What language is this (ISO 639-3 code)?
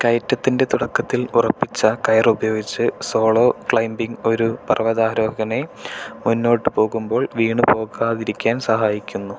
mal